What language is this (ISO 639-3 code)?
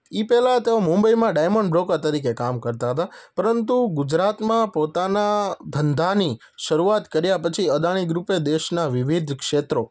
guj